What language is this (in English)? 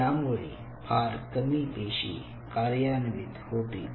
Marathi